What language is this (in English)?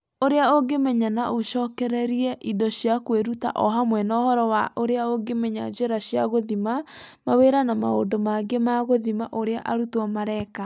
Kikuyu